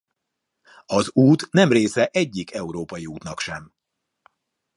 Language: Hungarian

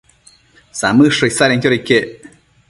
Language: Matsés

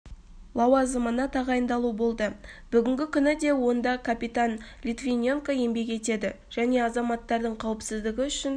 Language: Kazakh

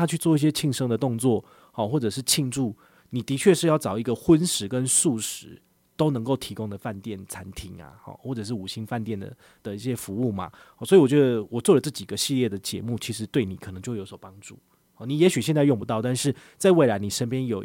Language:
Chinese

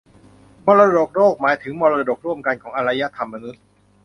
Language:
Thai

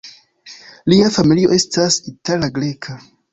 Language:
Esperanto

